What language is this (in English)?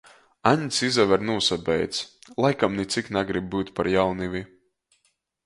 Latgalian